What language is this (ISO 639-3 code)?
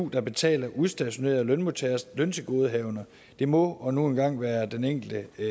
dan